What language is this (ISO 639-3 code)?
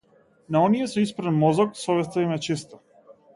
mkd